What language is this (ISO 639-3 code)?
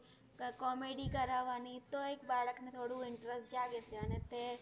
guj